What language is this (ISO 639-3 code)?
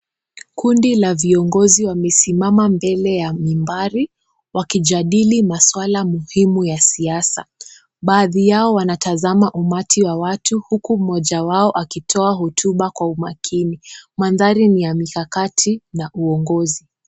swa